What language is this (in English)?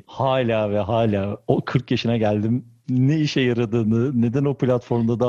Turkish